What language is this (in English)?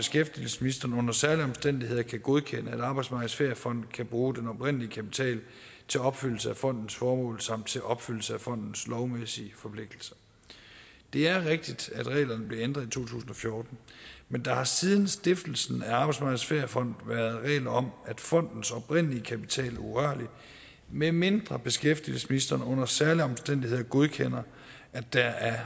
Danish